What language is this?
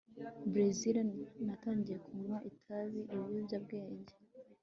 Kinyarwanda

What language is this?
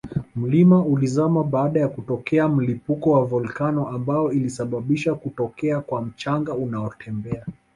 Swahili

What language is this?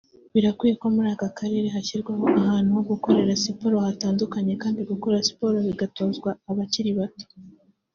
Kinyarwanda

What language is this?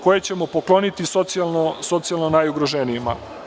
Serbian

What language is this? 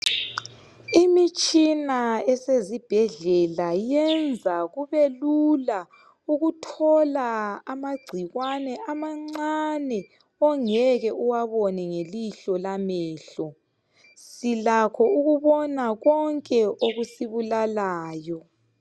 North Ndebele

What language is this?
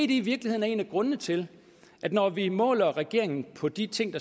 Danish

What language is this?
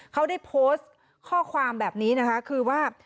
Thai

